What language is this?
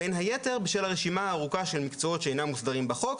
Hebrew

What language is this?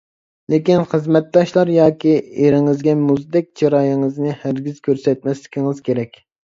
Uyghur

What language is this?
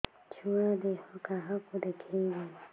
Odia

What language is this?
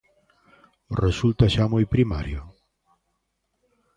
Galician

